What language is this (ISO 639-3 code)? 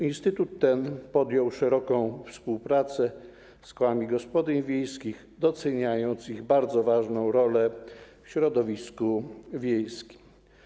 pol